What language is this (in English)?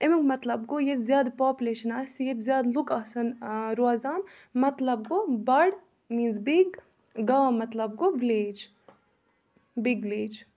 Kashmiri